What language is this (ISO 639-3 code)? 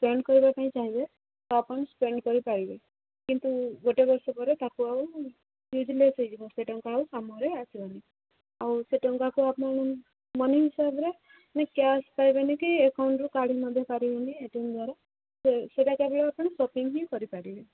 ori